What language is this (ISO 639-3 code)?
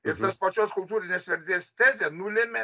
lit